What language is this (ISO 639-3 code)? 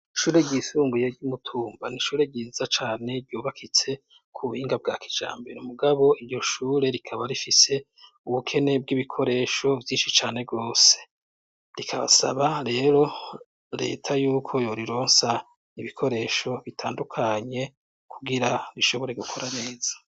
run